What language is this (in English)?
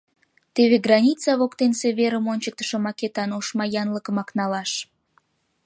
Mari